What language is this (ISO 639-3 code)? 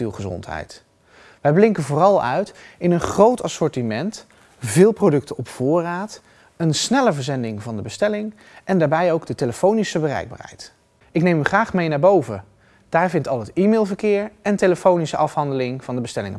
nld